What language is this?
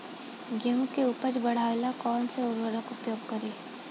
Bhojpuri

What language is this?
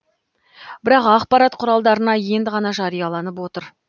Kazakh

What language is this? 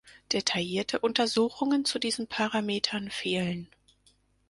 German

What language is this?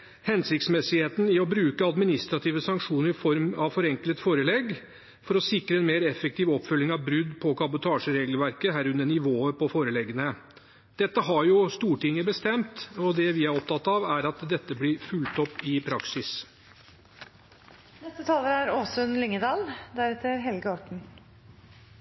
Norwegian Bokmål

